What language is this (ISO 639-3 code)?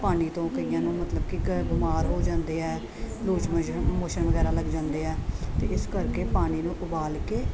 pan